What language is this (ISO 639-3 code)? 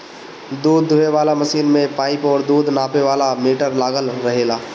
bho